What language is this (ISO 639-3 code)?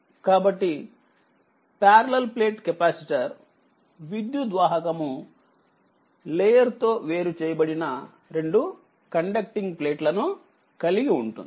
tel